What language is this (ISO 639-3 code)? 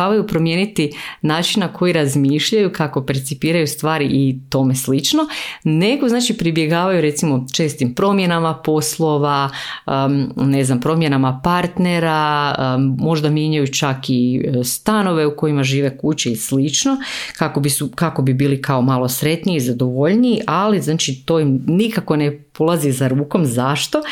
hrv